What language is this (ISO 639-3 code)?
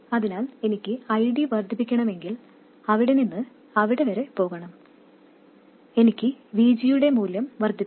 mal